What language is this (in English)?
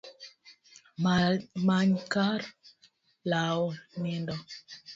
Luo (Kenya and Tanzania)